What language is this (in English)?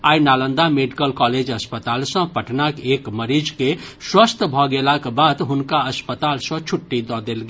Maithili